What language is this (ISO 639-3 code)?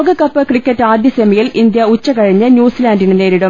mal